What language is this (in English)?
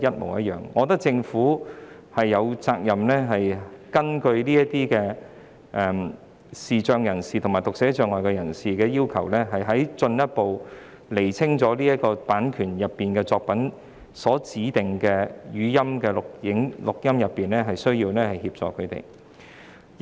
Cantonese